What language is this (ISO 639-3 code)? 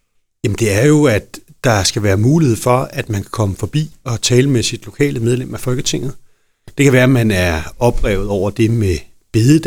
dan